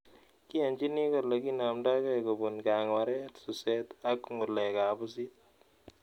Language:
Kalenjin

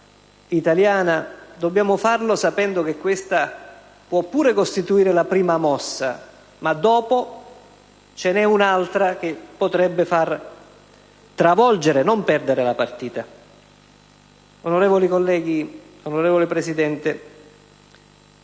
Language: Italian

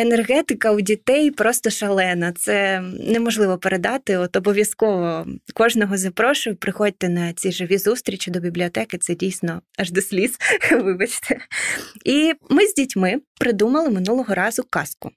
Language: Ukrainian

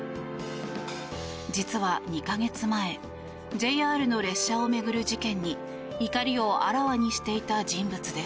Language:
Japanese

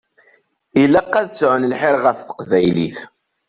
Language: Kabyle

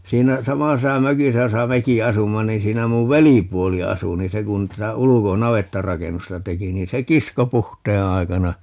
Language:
Finnish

